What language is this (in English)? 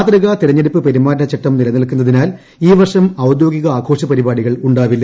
Malayalam